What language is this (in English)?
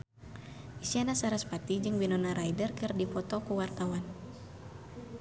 Sundanese